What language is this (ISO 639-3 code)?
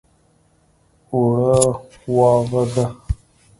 pus